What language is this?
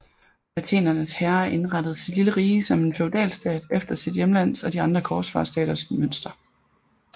Danish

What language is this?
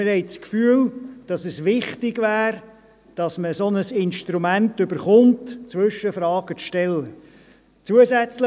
Swiss German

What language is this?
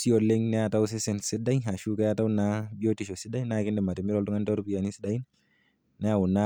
Masai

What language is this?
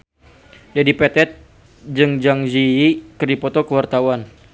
Sundanese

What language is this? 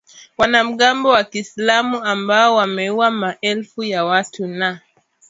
Swahili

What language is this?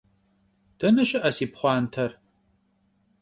Kabardian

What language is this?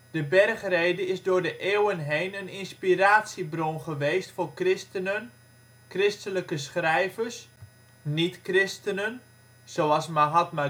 Dutch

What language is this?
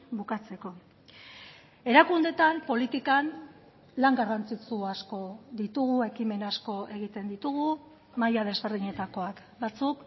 Basque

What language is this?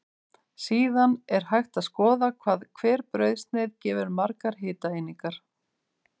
Icelandic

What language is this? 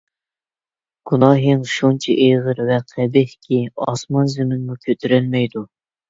Uyghur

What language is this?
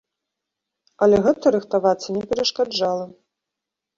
Belarusian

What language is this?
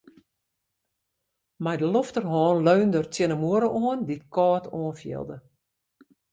Western Frisian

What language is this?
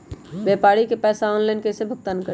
Magahi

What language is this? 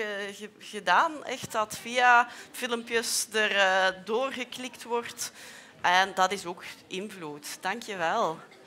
Dutch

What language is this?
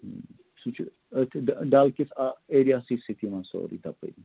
Kashmiri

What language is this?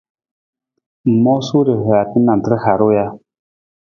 Nawdm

